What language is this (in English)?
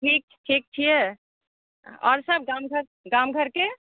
Maithili